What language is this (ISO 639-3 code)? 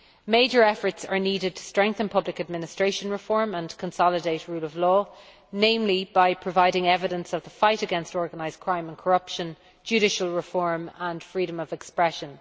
eng